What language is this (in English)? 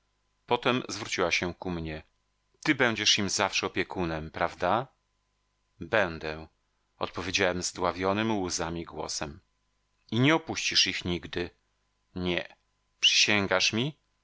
Polish